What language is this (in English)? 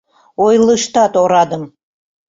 Mari